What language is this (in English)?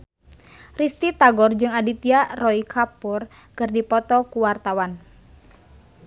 Sundanese